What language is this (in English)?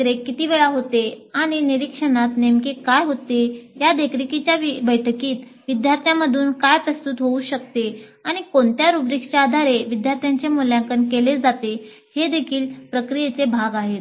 Marathi